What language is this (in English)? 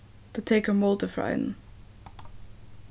Faroese